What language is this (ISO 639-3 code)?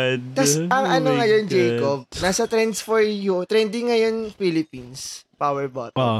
fil